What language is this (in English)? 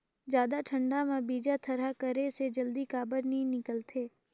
Chhattisgarhi